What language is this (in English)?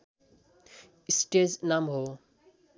Nepali